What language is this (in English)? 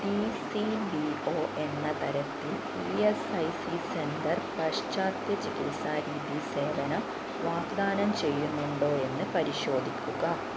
Malayalam